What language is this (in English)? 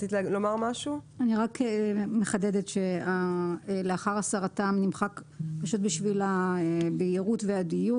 Hebrew